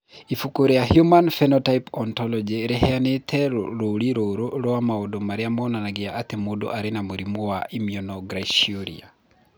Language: Kikuyu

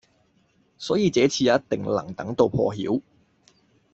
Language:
Cantonese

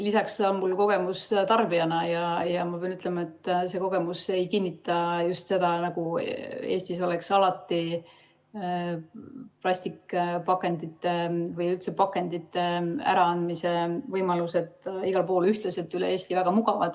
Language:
Estonian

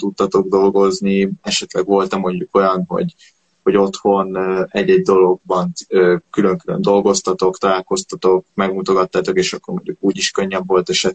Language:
Hungarian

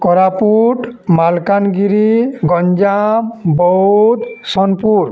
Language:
Odia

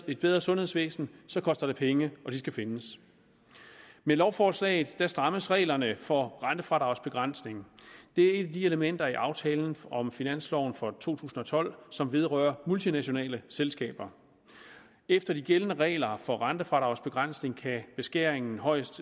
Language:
Danish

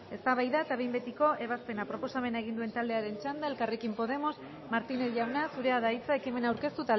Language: Basque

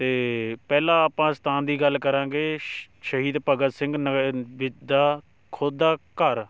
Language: Punjabi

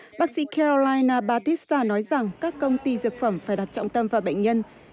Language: Vietnamese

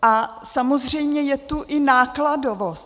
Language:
Czech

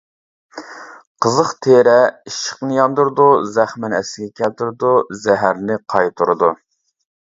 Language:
Uyghur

